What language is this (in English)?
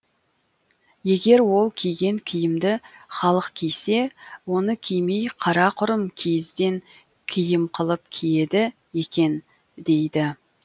Kazakh